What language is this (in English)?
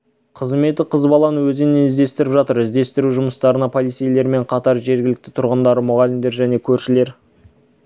Kazakh